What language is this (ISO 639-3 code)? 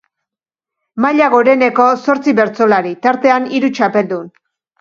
eus